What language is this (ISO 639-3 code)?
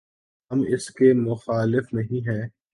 urd